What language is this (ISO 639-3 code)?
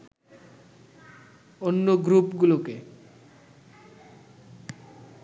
ben